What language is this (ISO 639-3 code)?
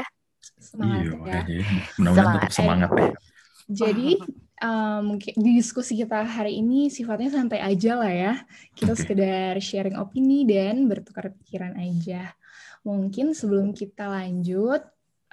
ind